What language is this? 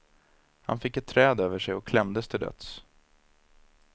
Swedish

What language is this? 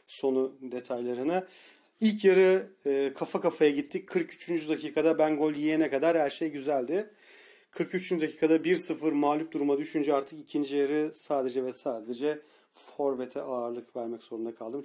Turkish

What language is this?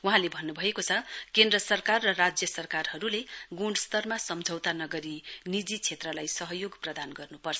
Nepali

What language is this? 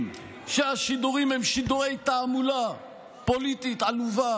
Hebrew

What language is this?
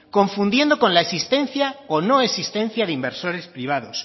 Spanish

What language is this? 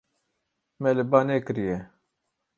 Kurdish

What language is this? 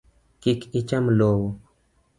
Luo (Kenya and Tanzania)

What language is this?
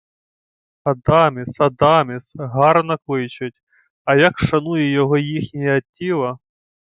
Ukrainian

